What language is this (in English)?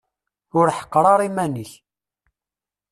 Kabyle